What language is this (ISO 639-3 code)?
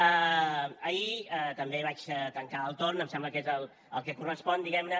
cat